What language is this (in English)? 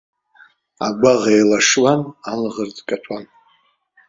Abkhazian